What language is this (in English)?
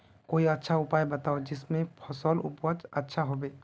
Magahi